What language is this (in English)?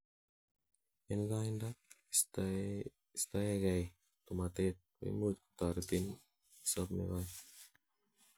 Kalenjin